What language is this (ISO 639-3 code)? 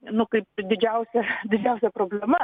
lit